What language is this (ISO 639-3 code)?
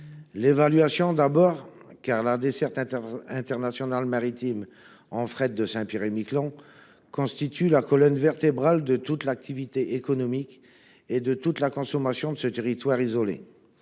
fra